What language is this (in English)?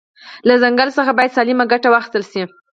Pashto